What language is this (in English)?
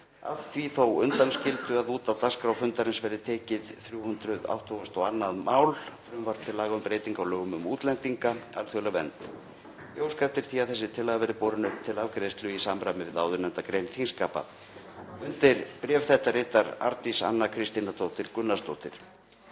Icelandic